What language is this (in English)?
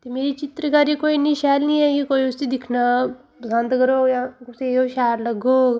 Dogri